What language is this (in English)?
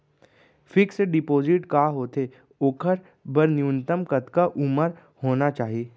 Chhattisgarhi